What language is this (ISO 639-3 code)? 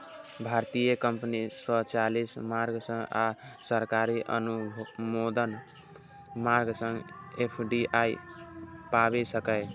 mai